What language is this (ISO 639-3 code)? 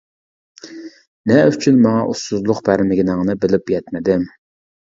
uig